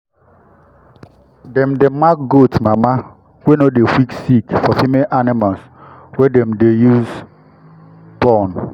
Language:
Nigerian Pidgin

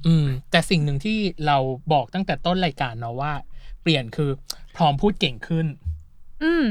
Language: Thai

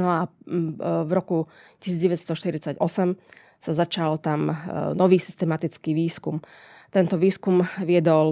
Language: Slovak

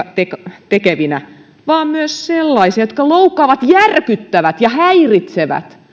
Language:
Finnish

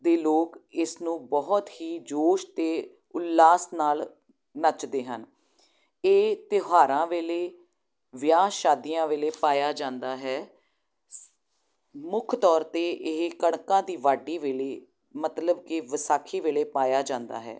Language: Punjabi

